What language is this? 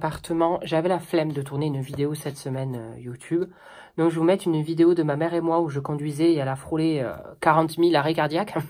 French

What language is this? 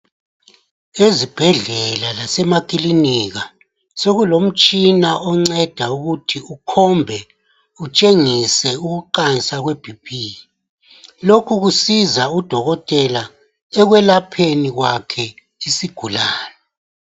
North Ndebele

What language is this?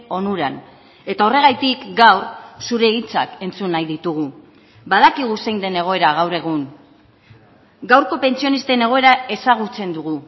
Basque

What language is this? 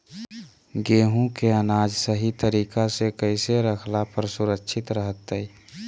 Magahi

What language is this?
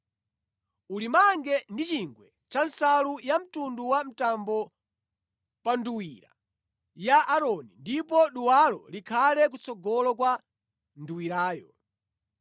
Nyanja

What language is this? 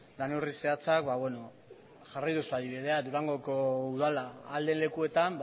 Basque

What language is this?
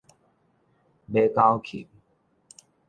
Min Nan Chinese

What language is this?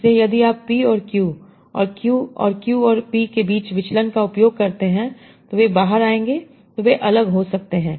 Hindi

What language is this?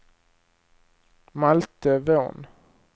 Swedish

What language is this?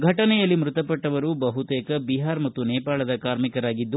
Kannada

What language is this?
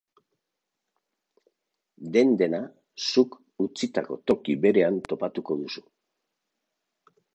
Basque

